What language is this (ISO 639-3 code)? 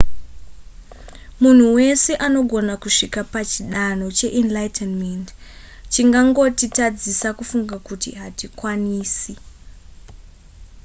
sna